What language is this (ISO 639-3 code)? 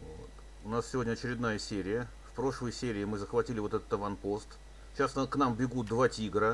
rus